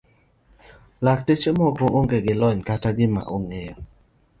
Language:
Luo (Kenya and Tanzania)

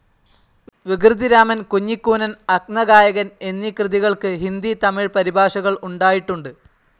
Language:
Malayalam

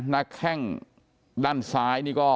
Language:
Thai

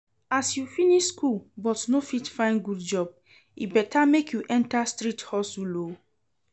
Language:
Nigerian Pidgin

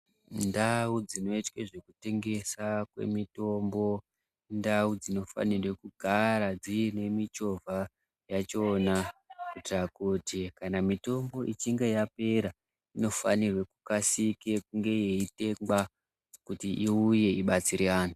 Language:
Ndau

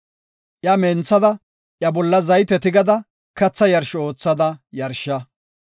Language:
Gofa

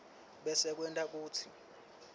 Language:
Swati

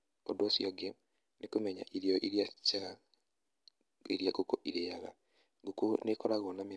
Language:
Kikuyu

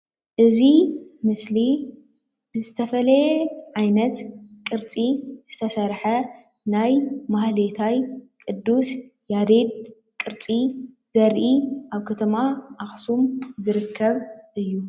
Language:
Tigrinya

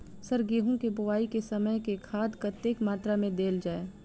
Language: Maithili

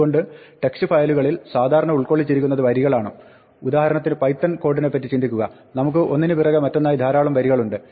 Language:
Malayalam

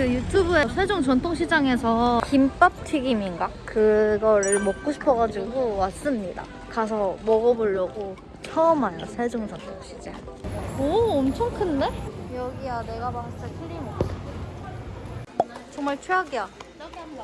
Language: Korean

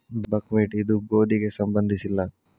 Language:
Kannada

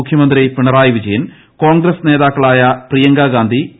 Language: Malayalam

